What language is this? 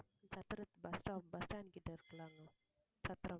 Tamil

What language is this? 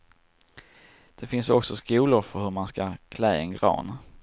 Swedish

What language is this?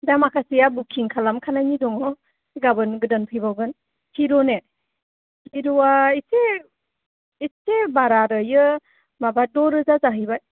Bodo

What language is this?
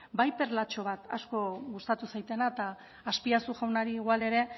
Basque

